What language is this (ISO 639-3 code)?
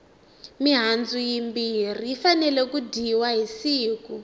tso